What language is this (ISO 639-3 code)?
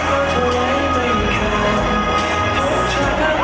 tha